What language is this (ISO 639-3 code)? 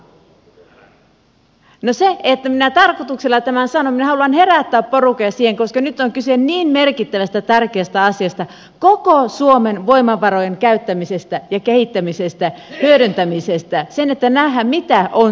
fin